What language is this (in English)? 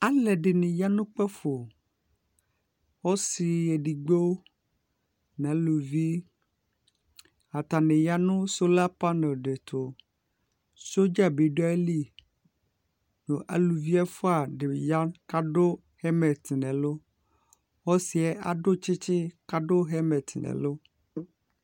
Ikposo